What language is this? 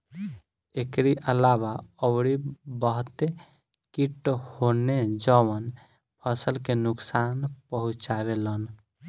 Bhojpuri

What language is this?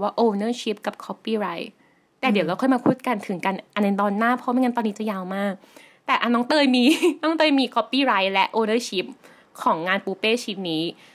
Thai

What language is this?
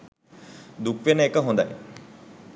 Sinhala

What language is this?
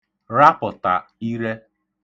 Igbo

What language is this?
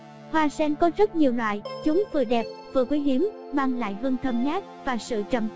Vietnamese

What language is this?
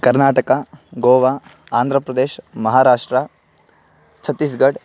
Sanskrit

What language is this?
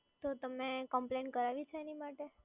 Gujarati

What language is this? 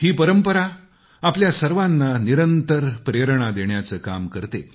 Marathi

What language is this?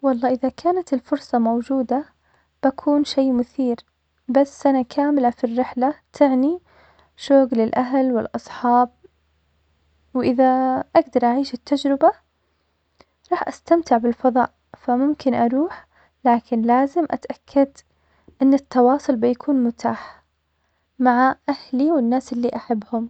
Omani Arabic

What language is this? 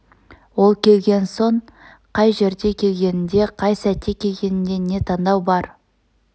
Kazakh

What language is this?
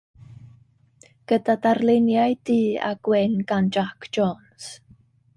Welsh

